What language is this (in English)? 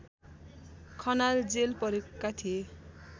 Nepali